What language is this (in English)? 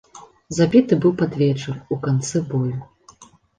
Belarusian